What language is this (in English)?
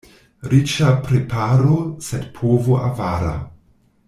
Esperanto